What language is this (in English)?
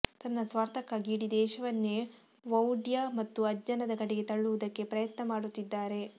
Kannada